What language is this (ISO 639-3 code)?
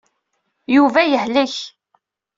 kab